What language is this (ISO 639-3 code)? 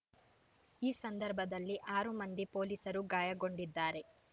kan